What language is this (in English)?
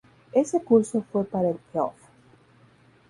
Spanish